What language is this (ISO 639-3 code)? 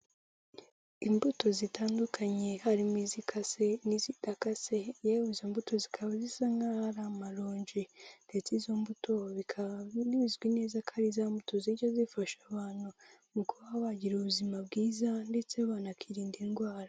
kin